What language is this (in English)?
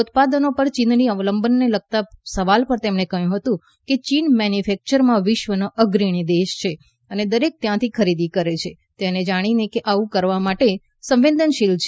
Gujarati